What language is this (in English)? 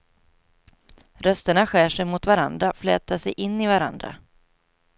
Swedish